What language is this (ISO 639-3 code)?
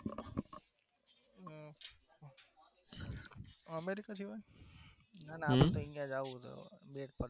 guj